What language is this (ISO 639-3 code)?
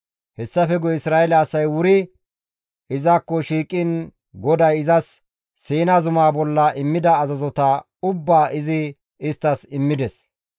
gmv